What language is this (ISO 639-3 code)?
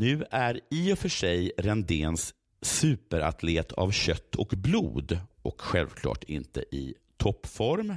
swe